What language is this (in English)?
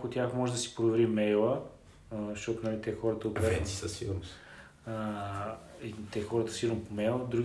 Bulgarian